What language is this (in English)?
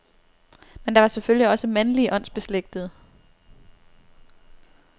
Danish